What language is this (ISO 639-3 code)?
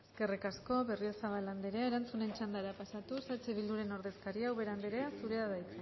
eus